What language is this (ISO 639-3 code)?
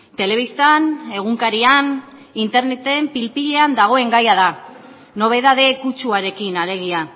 eus